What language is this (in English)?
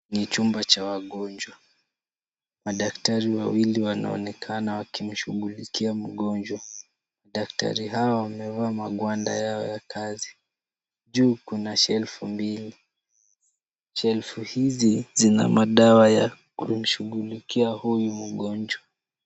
Swahili